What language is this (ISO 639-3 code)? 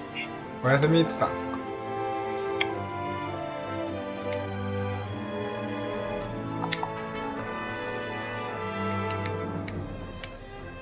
jpn